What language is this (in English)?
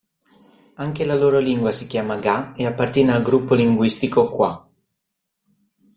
Italian